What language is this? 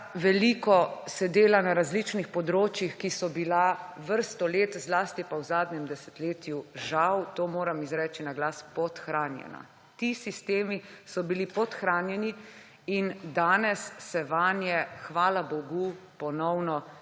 Slovenian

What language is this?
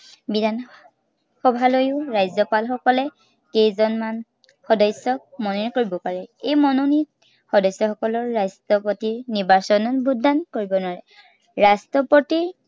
Assamese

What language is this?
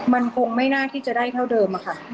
Thai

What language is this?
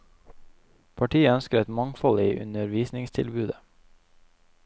Norwegian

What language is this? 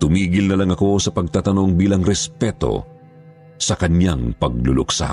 Filipino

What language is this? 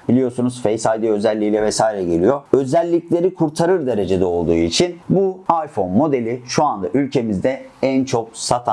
Turkish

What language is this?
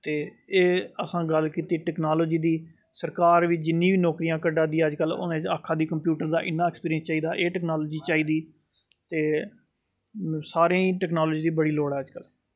Dogri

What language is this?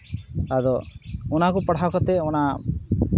Santali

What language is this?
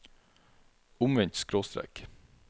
Norwegian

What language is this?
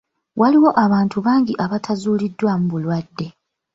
Ganda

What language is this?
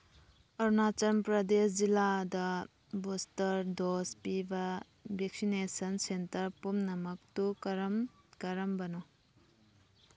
Manipuri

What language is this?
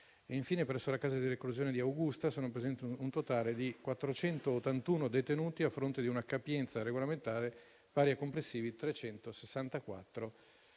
Italian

